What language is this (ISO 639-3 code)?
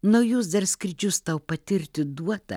lit